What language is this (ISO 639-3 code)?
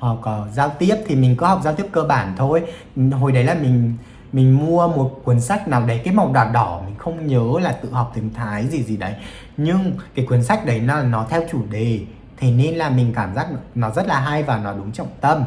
vie